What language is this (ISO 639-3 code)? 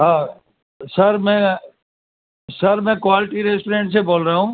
urd